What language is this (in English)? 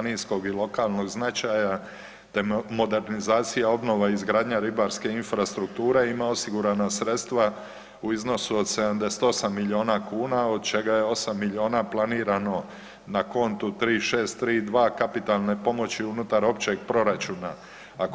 Croatian